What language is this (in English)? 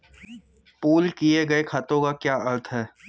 Hindi